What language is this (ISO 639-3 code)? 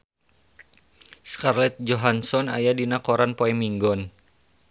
sun